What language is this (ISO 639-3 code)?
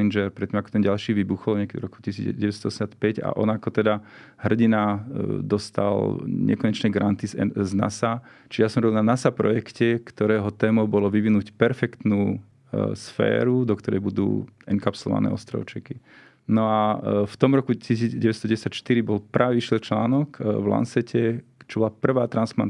slk